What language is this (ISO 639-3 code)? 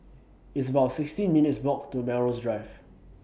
eng